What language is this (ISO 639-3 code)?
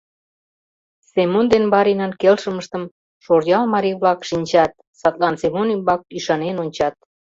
chm